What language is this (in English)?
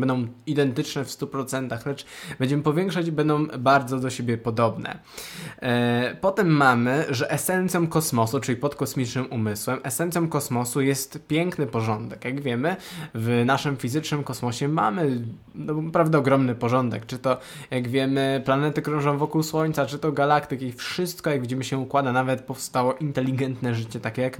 Polish